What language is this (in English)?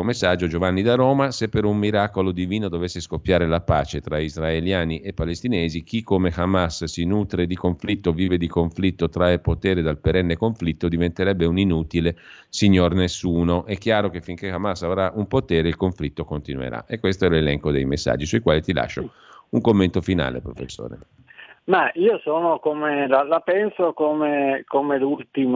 Italian